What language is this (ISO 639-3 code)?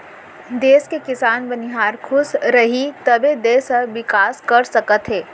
hne